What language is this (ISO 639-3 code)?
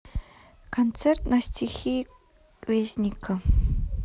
rus